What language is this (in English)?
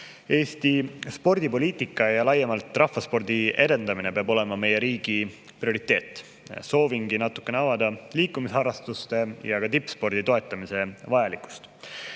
Estonian